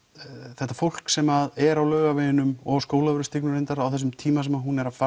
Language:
Icelandic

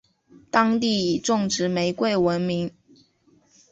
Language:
Chinese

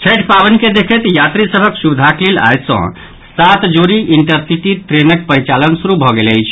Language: Maithili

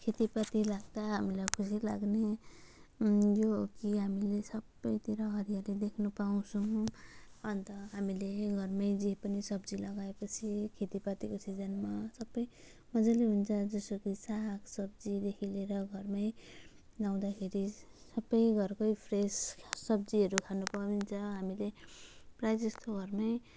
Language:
Nepali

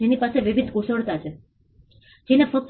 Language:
Gujarati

